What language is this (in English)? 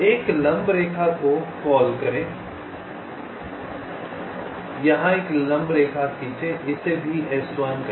Hindi